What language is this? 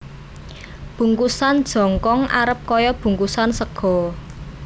Javanese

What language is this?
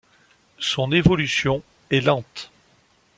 French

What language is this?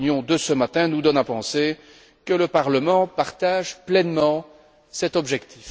French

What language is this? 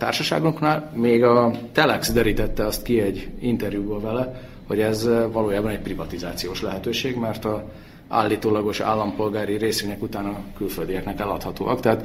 Hungarian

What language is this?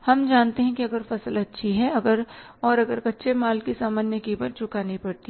Hindi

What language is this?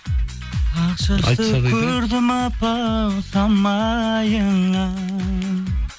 Kazakh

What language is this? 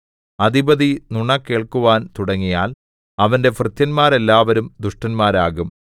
Malayalam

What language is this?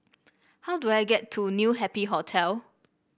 English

